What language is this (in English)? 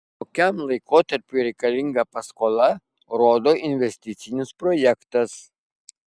Lithuanian